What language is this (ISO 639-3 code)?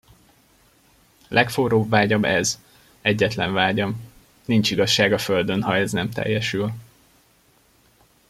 hun